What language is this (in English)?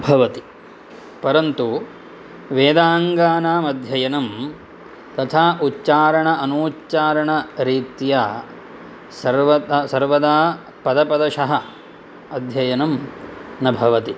Sanskrit